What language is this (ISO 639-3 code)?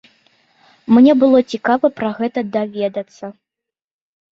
bel